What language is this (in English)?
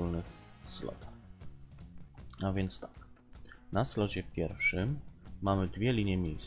Polish